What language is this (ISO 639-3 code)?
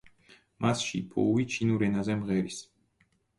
kat